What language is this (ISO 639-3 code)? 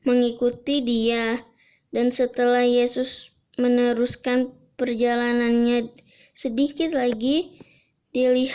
ind